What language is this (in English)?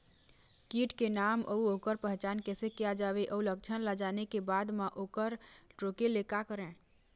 Chhattisgarhi